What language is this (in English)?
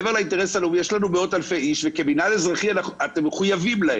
Hebrew